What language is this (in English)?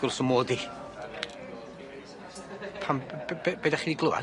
Welsh